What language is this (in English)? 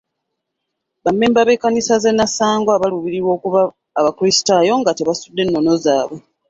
Ganda